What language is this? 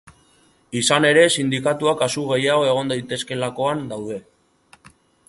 Basque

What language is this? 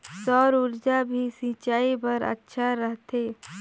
Chhattisgarhi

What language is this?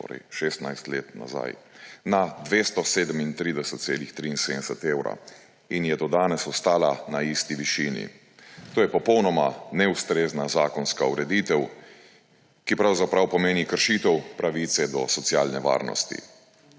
Slovenian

